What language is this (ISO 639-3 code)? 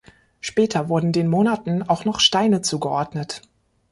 deu